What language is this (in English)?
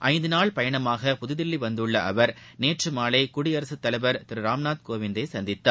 Tamil